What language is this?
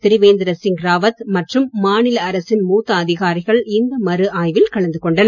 Tamil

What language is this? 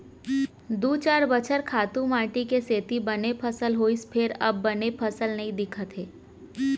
Chhattisgarhi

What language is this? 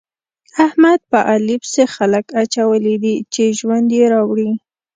Pashto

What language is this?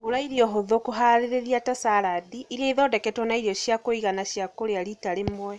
Kikuyu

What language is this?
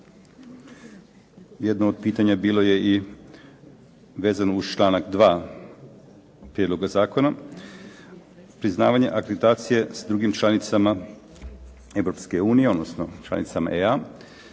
Croatian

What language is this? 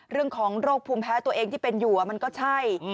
Thai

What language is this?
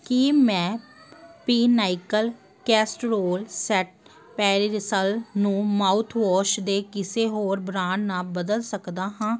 Punjabi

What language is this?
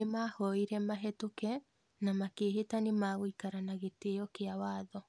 Kikuyu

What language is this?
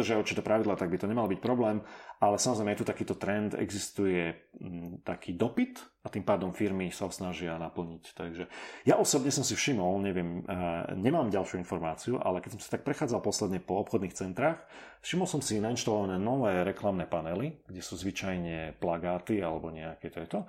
Slovak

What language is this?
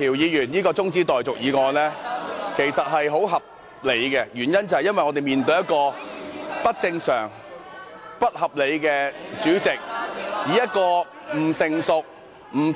Cantonese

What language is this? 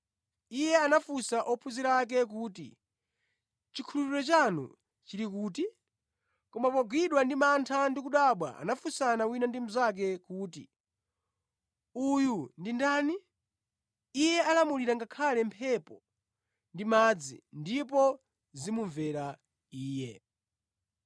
Nyanja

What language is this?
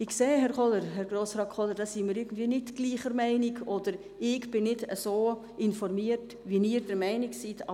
Swiss German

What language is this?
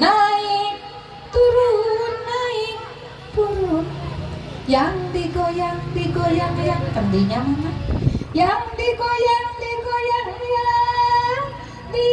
Indonesian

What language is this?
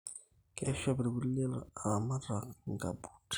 Masai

